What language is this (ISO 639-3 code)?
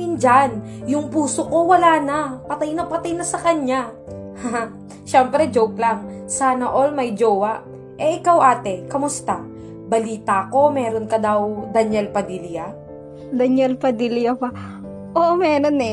fil